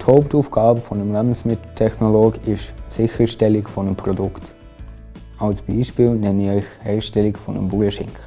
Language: German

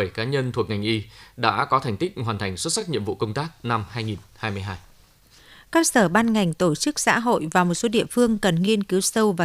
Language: Vietnamese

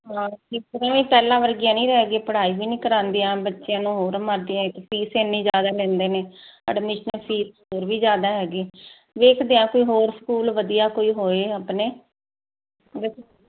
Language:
Punjabi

